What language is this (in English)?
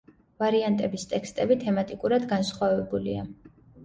Georgian